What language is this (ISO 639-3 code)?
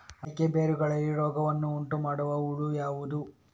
kan